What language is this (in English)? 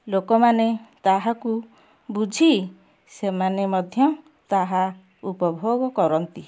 Odia